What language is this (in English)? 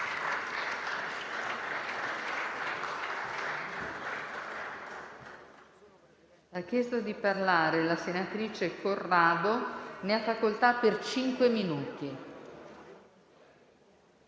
Italian